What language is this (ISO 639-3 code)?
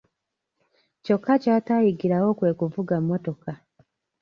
lug